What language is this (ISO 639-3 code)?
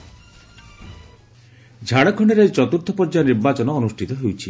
ori